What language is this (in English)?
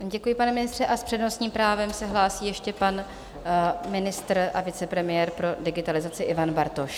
Czech